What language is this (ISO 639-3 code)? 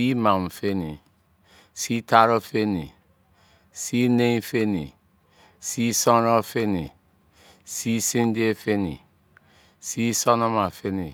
ijc